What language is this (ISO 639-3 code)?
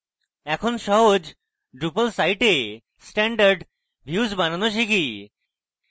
ben